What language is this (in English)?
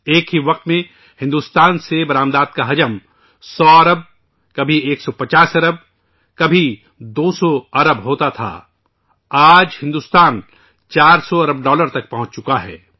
Urdu